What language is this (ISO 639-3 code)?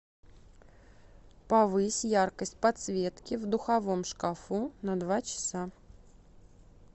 rus